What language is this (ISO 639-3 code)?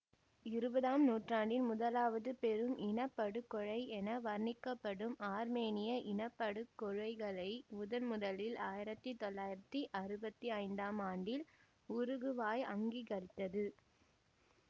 tam